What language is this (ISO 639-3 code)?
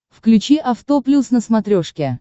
rus